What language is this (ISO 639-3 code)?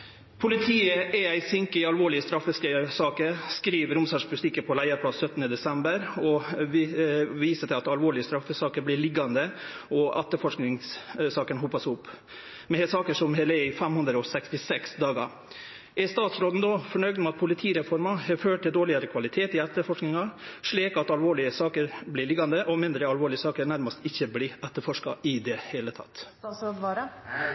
nno